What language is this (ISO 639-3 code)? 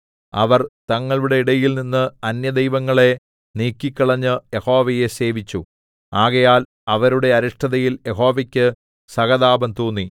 mal